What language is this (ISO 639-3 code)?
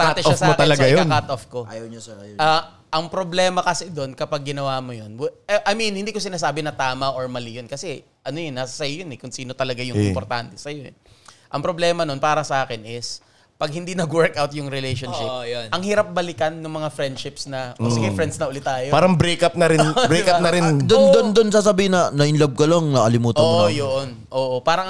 fil